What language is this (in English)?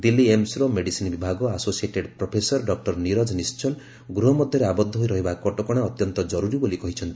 Odia